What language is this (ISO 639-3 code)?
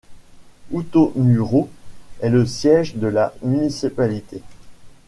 fra